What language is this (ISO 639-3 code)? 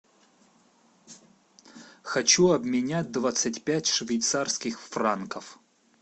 rus